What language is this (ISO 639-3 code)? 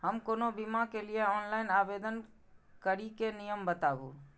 mai